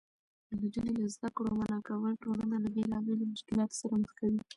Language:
Pashto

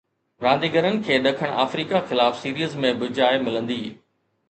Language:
Sindhi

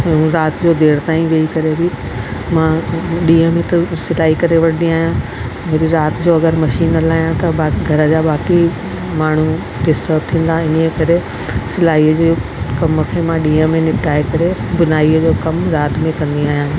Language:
Sindhi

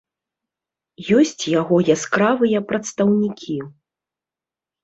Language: Belarusian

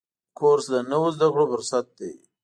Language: Pashto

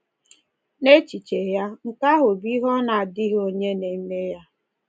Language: Igbo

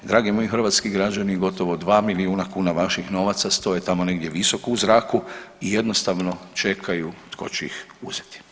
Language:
Croatian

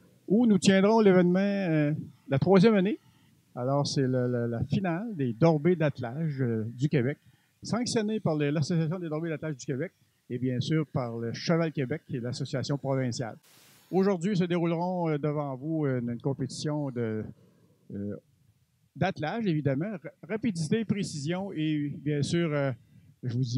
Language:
French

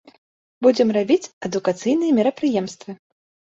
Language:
Belarusian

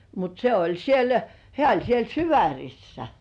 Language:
Finnish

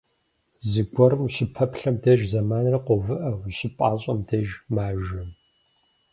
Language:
Kabardian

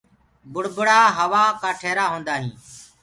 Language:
Gurgula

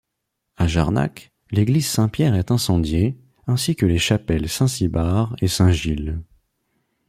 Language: French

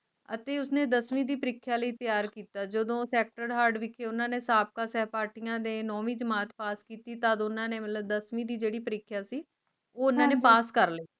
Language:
Punjabi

